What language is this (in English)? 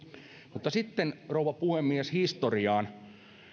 Finnish